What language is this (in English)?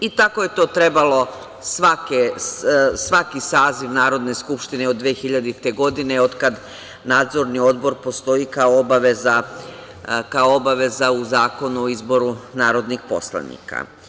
Serbian